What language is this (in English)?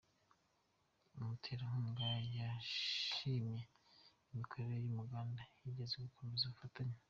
Kinyarwanda